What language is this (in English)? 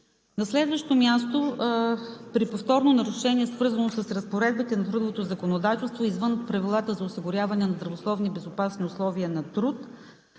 Bulgarian